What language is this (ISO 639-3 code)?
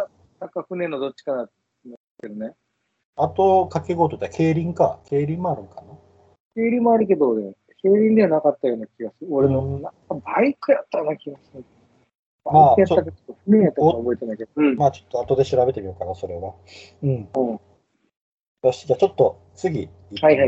jpn